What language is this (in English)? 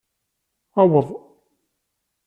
Kabyle